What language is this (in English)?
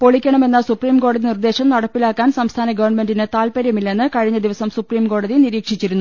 Malayalam